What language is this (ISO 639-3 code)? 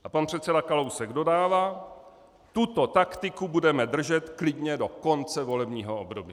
ces